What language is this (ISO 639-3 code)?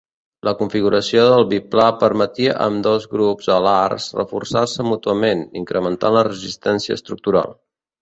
cat